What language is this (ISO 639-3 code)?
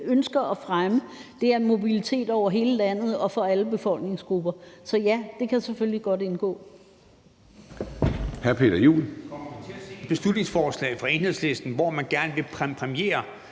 dan